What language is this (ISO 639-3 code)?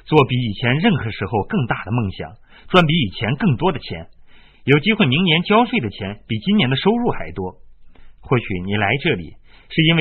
zho